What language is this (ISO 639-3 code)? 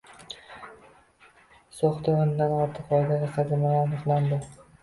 uzb